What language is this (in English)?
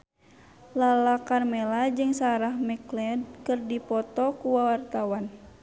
Sundanese